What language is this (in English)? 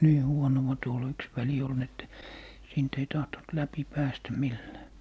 Finnish